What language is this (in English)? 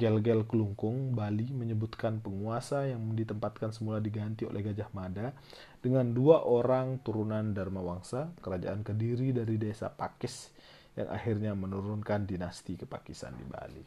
Indonesian